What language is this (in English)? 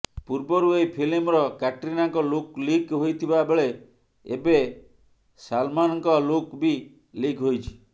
Odia